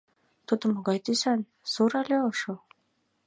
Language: Mari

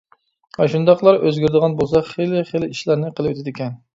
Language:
Uyghur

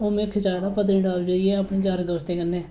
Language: Dogri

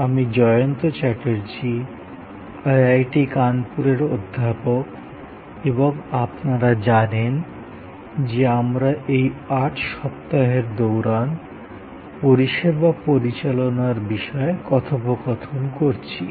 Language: Bangla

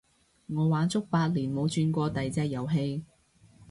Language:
Cantonese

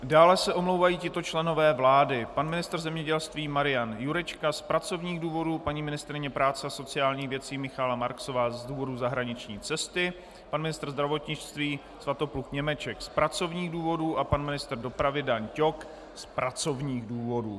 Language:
Czech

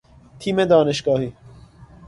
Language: Persian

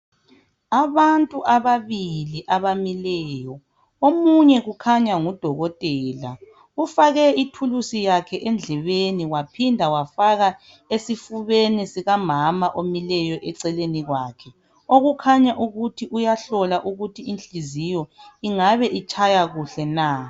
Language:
North Ndebele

